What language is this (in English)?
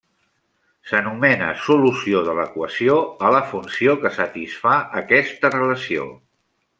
Catalan